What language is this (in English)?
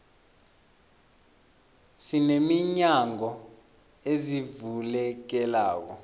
South Ndebele